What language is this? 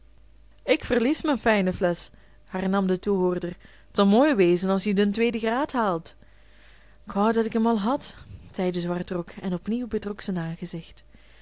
Dutch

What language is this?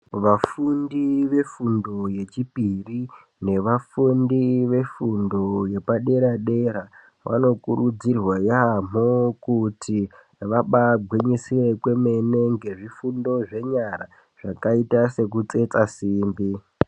Ndau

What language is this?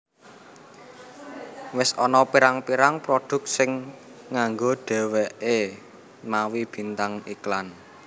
Javanese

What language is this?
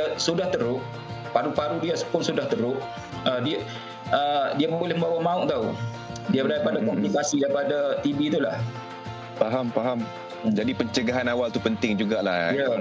Malay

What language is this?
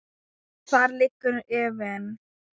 Icelandic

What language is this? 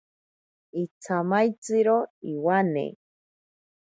Ashéninka Perené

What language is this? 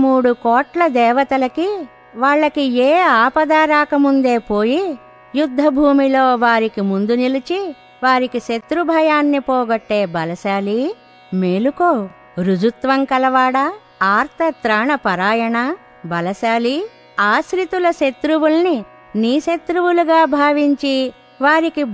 Telugu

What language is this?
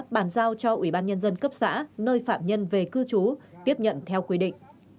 Vietnamese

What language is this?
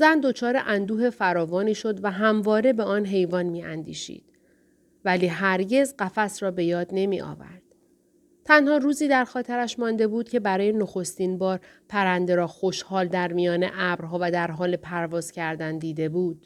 Persian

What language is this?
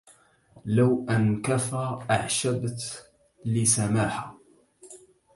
Arabic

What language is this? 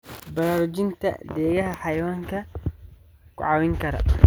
Somali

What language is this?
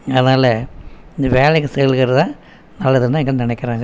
Tamil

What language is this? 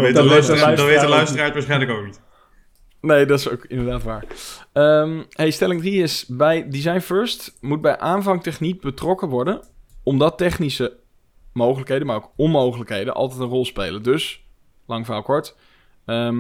Dutch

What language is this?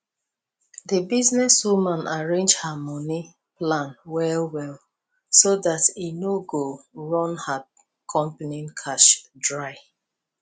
Nigerian Pidgin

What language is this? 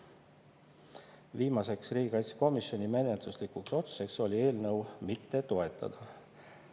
Estonian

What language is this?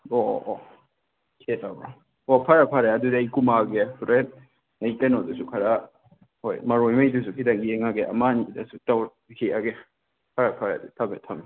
Manipuri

